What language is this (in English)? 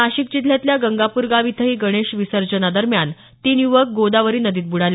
Marathi